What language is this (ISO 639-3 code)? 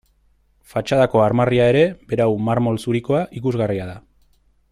eus